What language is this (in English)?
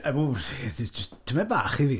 Welsh